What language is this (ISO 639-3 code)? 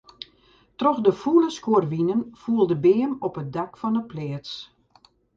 fry